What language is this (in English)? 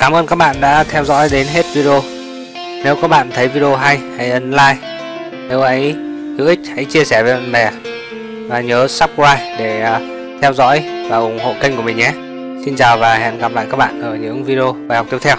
Vietnamese